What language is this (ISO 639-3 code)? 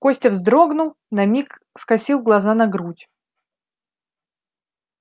rus